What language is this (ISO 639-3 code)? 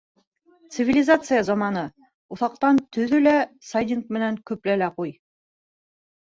bak